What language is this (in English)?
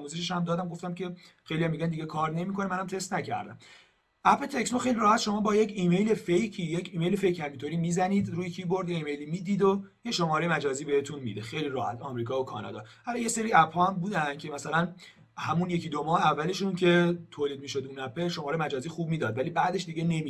Persian